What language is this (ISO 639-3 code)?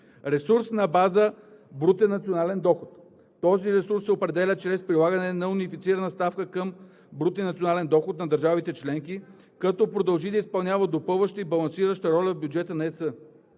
bul